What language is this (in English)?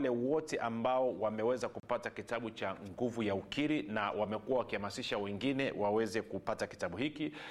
Swahili